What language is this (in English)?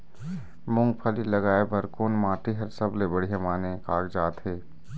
Chhattisgarhi